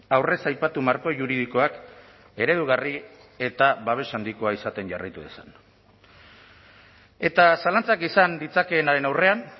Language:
Basque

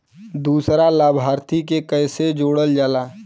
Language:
Bhojpuri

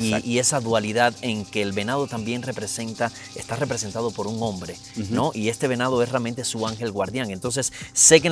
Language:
Spanish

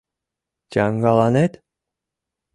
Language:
Mari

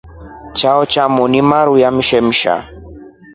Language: Rombo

